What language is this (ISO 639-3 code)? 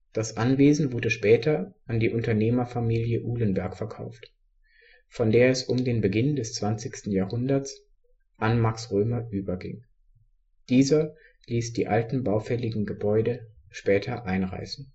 deu